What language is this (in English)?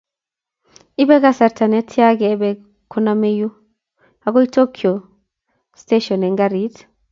Kalenjin